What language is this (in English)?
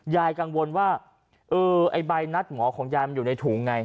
Thai